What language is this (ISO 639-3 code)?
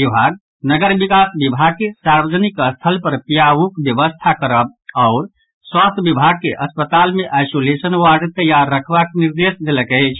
mai